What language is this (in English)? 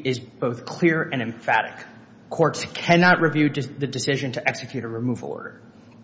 English